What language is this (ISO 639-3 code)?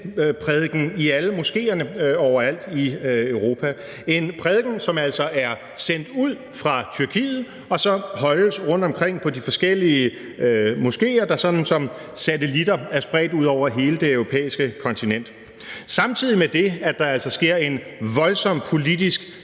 dan